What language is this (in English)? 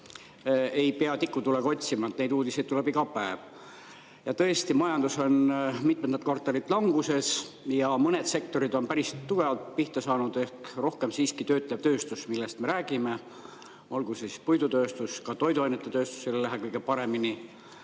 Estonian